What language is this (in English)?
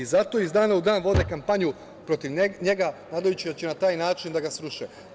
Serbian